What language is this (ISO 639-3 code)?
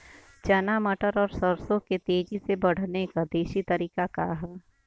bho